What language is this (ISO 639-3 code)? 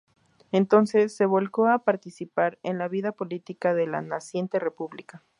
spa